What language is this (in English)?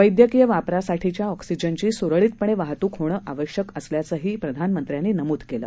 Marathi